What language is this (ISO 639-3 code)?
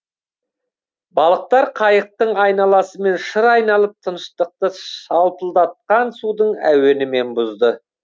kaz